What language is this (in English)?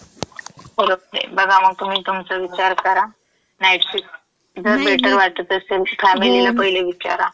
Marathi